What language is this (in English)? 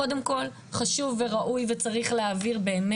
Hebrew